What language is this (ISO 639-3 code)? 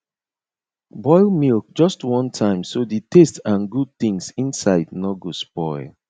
pcm